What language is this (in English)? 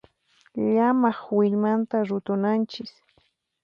Puno Quechua